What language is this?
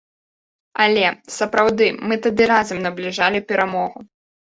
Belarusian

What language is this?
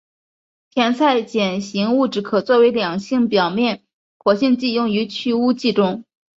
Chinese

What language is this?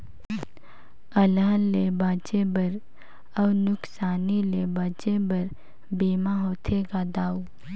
Chhattisgarhi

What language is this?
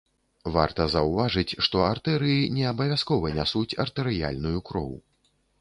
Belarusian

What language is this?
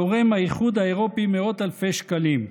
Hebrew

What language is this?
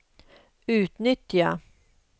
Swedish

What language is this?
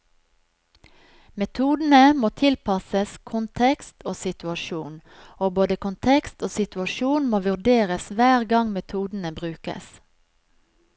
Norwegian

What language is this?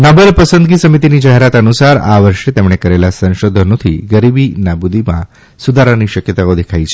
Gujarati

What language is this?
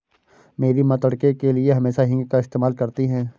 Hindi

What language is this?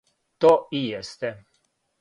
Serbian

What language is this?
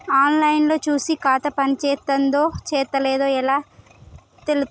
Telugu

